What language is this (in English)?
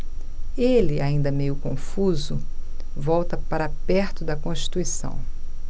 Portuguese